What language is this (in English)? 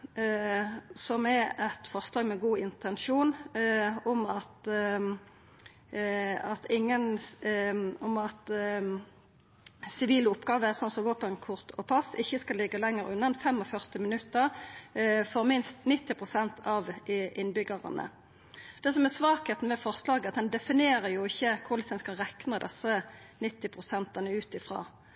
Norwegian Nynorsk